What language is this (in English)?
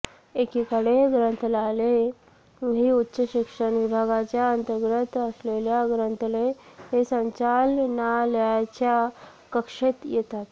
Marathi